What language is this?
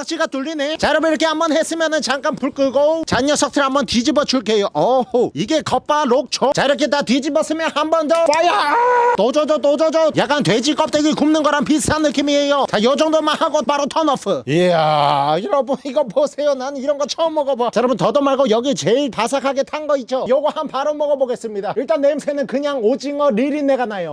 Korean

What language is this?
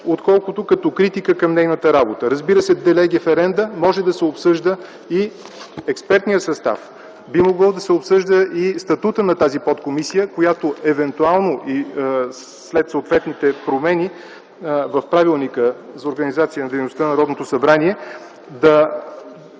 Bulgarian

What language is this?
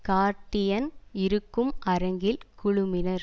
Tamil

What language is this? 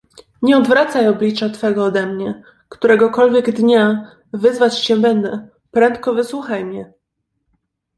Polish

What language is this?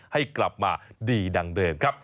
Thai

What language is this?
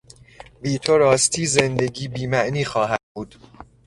Persian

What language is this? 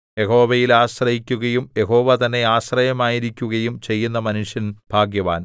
Malayalam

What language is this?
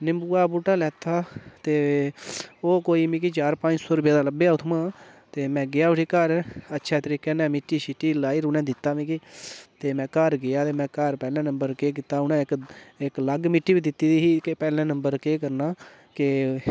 Dogri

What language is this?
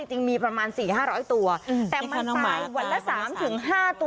Thai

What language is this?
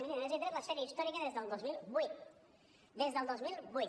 Catalan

